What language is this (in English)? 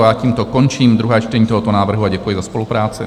Czech